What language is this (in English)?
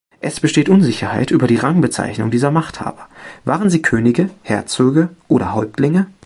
German